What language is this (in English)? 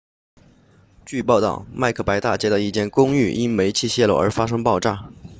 Chinese